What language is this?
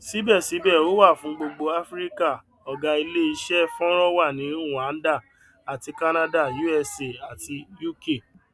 Yoruba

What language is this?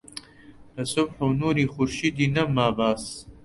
Central Kurdish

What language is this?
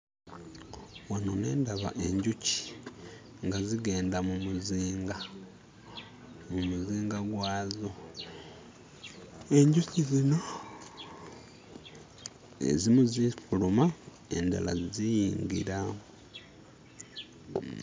Ganda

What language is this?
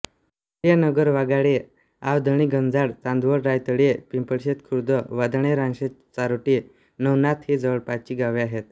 Marathi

